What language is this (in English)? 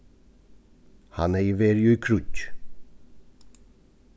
Faroese